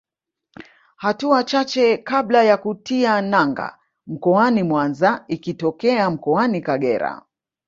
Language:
Swahili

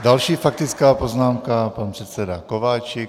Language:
Czech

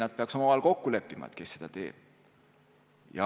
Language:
Estonian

